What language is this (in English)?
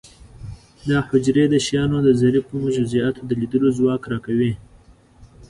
Pashto